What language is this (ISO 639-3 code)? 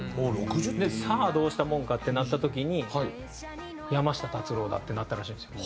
jpn